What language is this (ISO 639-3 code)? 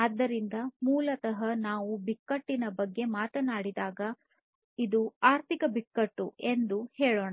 kan